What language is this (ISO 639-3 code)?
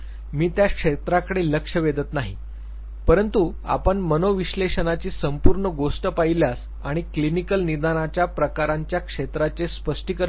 mar